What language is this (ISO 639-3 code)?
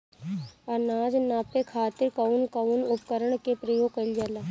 bho